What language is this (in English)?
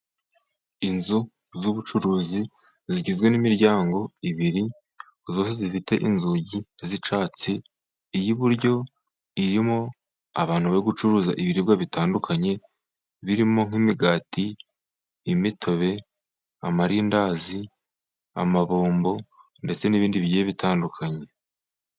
Kinyarwanda